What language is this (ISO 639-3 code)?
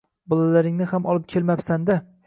uzb